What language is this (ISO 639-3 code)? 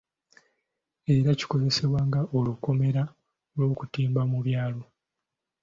lug